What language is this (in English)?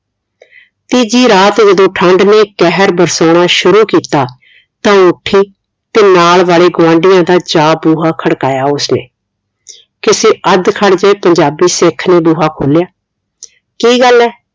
Punjabi